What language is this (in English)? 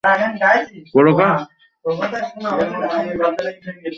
Bangla